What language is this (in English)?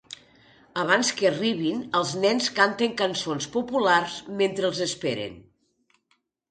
Catalan